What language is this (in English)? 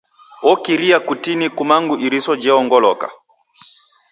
Taita